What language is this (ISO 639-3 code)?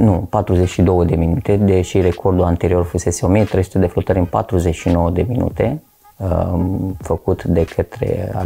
ron